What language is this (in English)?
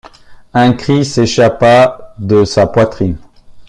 French